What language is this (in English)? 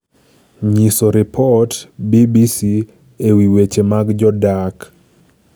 Luo (Kenya and Tanzania)